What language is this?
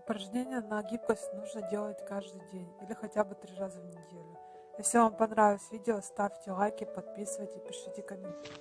Russian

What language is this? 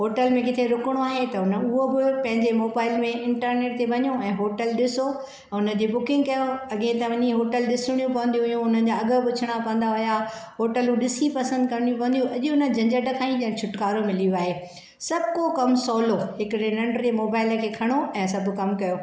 Sindhi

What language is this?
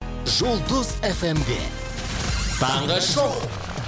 Kazakh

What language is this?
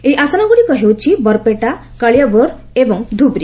Odia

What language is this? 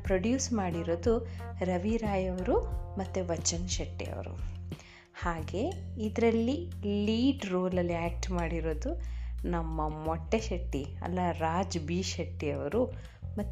Kannada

